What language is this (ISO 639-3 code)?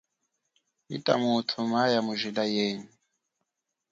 cjk